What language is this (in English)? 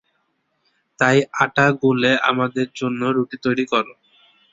Bangla